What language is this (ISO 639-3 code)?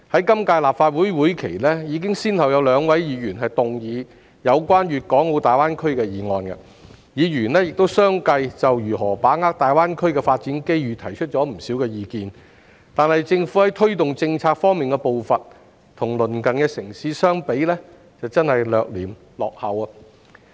yue